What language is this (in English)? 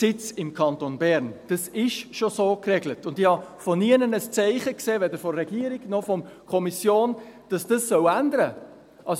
Swiss German